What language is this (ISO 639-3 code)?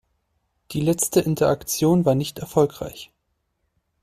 deu